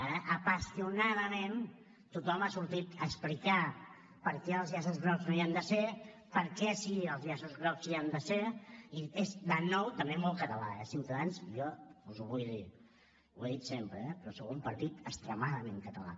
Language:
Catalan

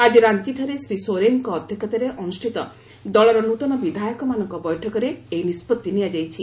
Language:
Odia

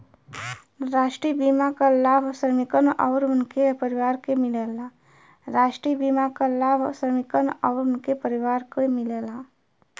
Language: Bhojpuri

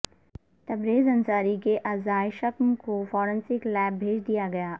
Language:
Urdu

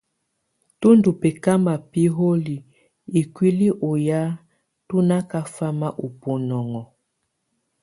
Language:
Tunen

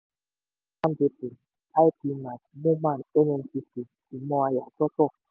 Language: Yoruba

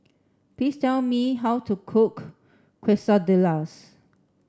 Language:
English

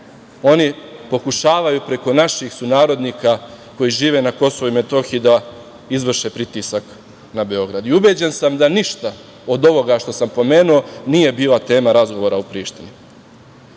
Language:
Serbian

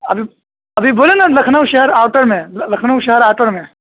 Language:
Urdu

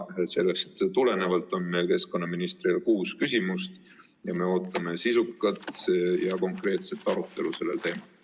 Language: Estonian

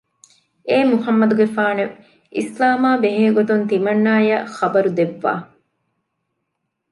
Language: Divehi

